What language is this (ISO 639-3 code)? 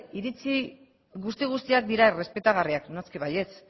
eus